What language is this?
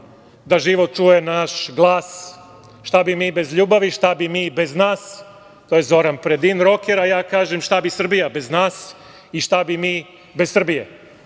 Serbian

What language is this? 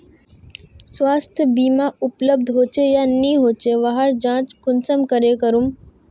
Magahi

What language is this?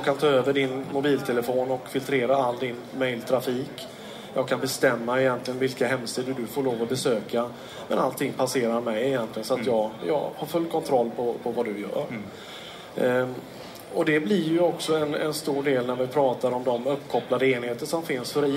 Swedish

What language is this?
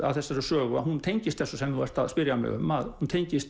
Icelandic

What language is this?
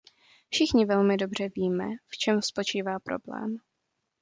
Czech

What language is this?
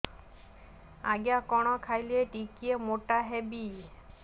Odia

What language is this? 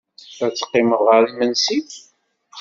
Kabyle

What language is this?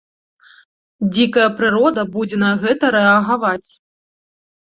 Belarusian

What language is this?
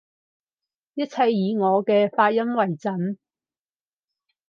Cantonese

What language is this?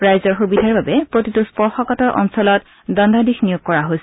Assamese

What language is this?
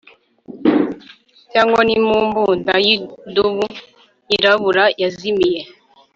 Kinyarwanda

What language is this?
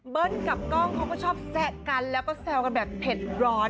Thai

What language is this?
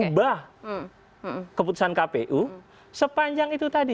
Indonesian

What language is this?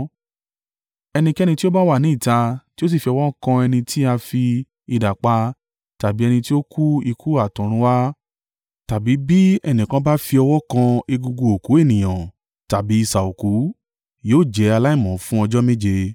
Yoruba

